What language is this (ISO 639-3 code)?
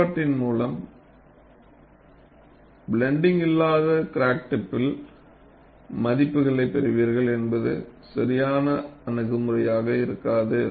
tam